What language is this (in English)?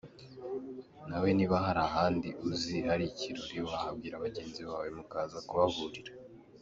Kinyarwanda